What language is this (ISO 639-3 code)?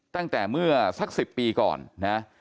tha